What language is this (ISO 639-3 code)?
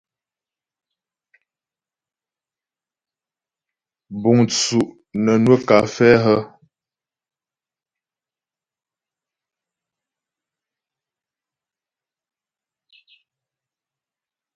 bbj